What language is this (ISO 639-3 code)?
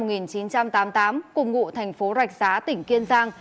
vie